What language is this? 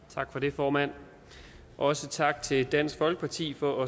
Danish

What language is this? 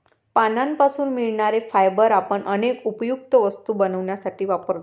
Marathi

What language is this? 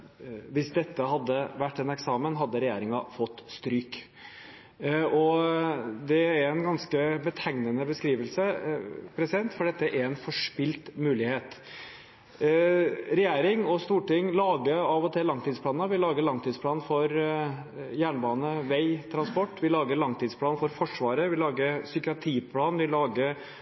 Norwegian Bokmål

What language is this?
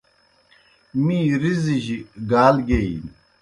Kohistani Shina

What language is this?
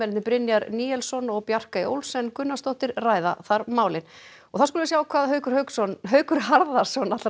Icelandic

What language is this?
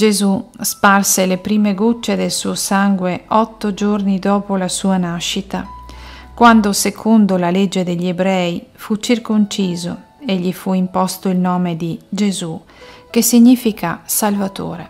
Italian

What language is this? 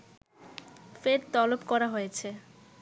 Bangla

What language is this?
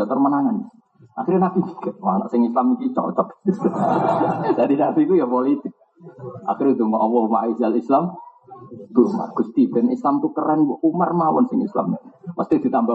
Indonesian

